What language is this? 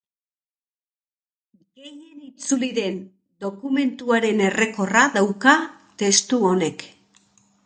Basque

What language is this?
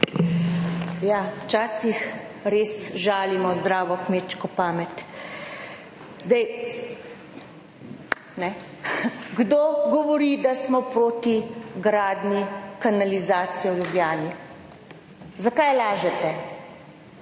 Slovenian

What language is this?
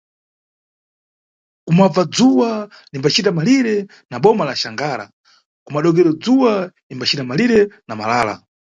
Nyungwe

